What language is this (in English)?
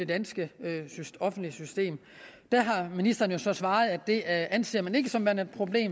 Danish